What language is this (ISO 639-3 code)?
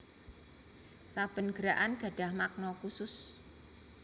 jav